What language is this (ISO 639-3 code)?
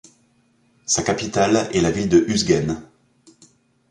fra